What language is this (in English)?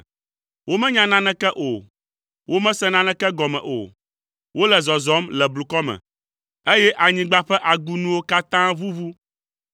Ewe